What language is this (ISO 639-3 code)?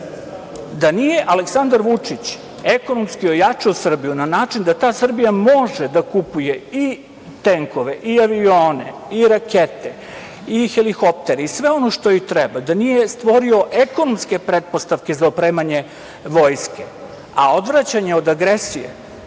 srp